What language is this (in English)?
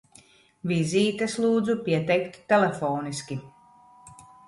Latvian